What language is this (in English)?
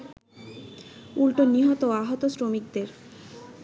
Bangla